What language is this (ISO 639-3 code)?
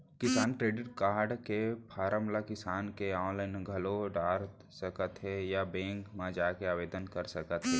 hne